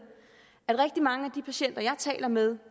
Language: Danish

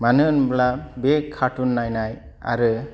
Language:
Bodo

